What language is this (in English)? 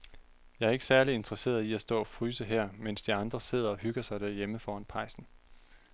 Danish